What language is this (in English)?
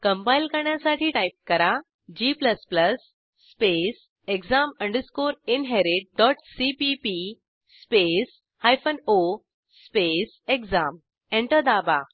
Marathi